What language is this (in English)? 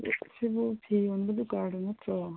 Manipuri